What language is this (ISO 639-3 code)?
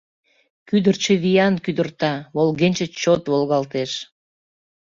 chm